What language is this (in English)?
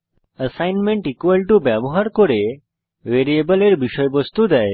Bangla